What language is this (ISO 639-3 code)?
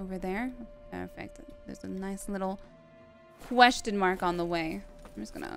eng